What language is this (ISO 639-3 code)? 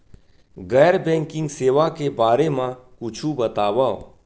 hne